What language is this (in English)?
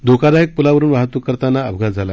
Marathi